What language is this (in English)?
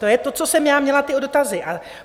Czech